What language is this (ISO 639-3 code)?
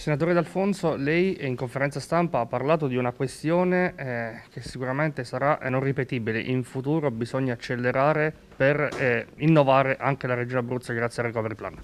ita